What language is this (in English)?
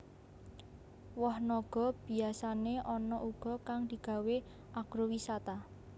Javanese